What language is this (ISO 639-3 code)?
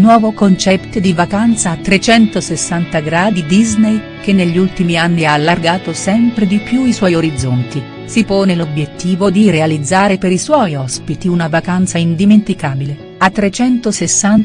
ita